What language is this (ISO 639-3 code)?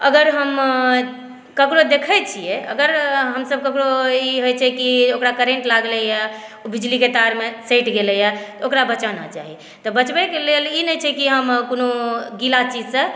mai